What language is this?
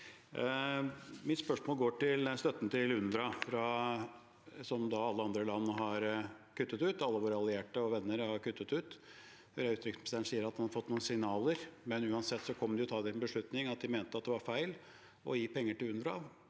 Norwegian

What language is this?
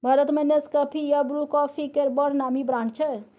Maithili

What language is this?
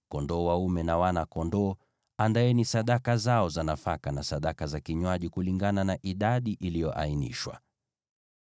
Swahili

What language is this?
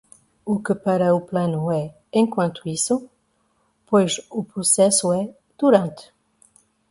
Portuguese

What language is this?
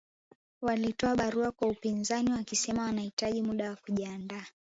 Swahili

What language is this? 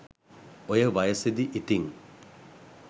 Sinhala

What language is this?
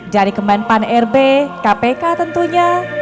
Indonesian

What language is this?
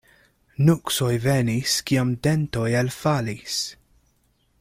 Esperanto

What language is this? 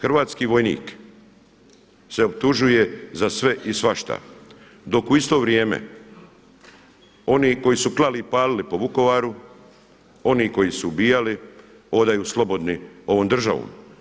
Croatian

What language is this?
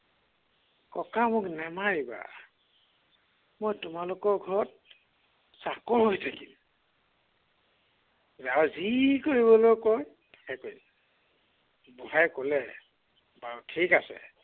Assamese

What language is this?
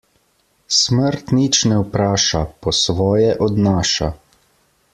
Slovenian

